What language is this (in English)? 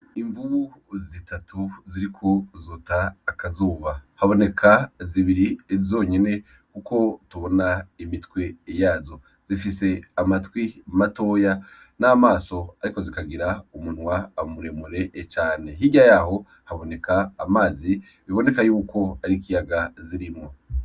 Rundi